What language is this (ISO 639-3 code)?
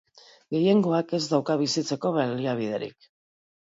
eus